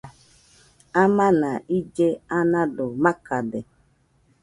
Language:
Nüpode Huitoto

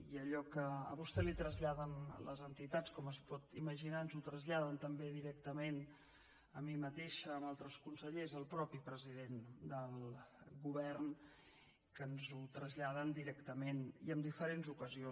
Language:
Catalan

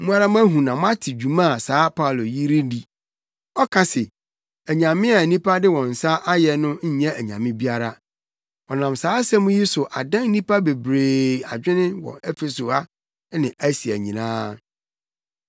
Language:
Akan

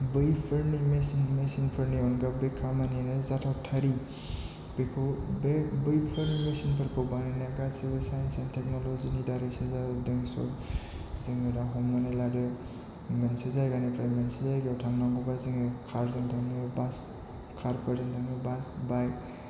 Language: Bodo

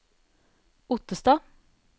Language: Norwegian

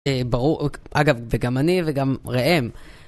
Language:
Hebrew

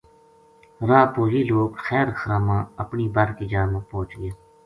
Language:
Gujari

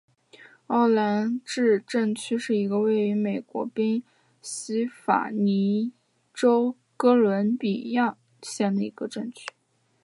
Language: Chinese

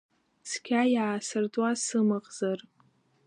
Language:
Abkhazian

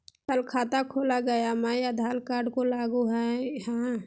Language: Magahi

